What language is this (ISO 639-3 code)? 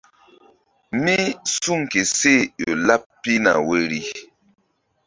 mdd